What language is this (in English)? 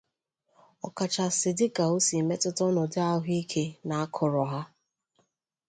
Igbo